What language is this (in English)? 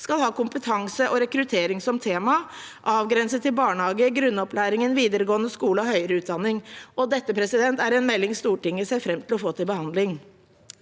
Norwegian